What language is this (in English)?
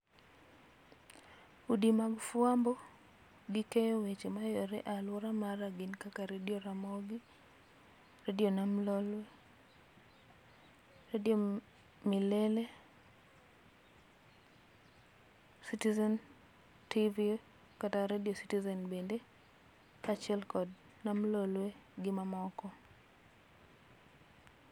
Luo (Kenya and Tanzania)